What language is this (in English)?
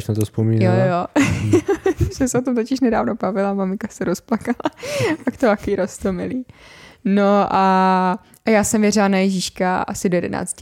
Czech